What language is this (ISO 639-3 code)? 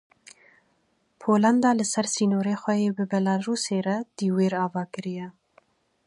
kur